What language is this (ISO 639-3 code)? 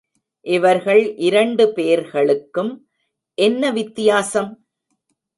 tam